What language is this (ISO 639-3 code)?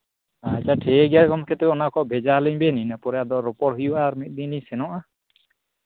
sat